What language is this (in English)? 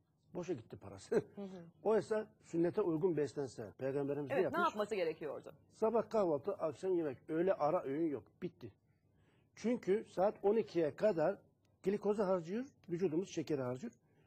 Turkish